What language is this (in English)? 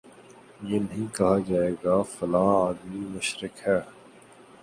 Urdu